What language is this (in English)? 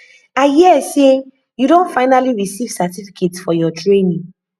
Nigerian Pidgin